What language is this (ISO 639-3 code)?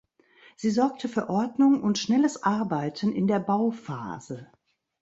deu